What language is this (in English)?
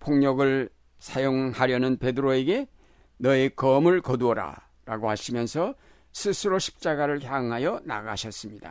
Korean